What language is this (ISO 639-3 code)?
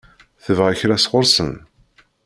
kab